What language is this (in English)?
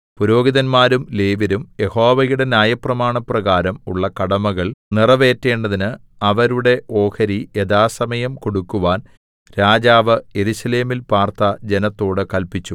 Malayalam